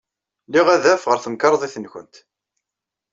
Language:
Kabyle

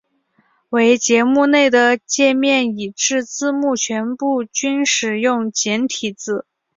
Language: Chinese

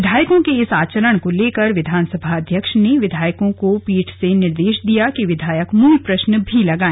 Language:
Hindi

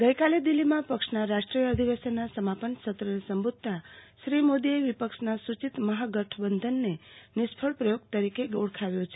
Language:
Gujarati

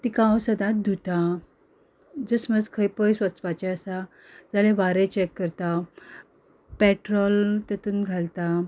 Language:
Konkani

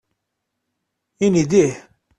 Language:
Kabyle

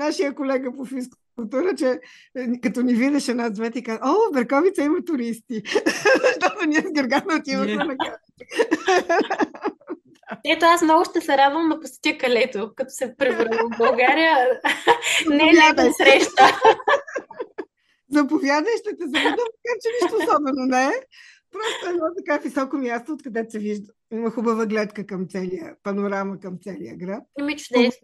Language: Bulgarian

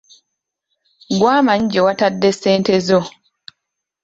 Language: Ganda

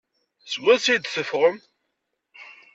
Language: Kabyle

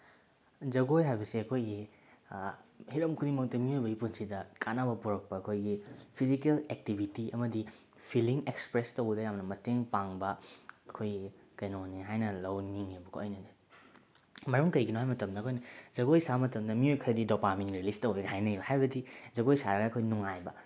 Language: Manipuri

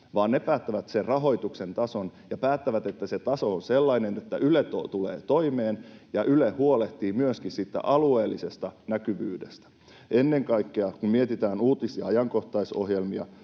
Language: Finnish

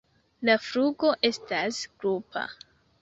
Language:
Esperanto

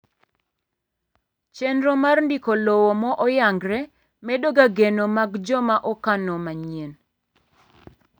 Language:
Luo (Kenya and Tanzania)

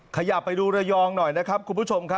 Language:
Thai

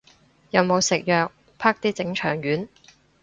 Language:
Cantonese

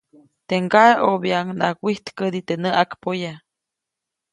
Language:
Copainalá Zoque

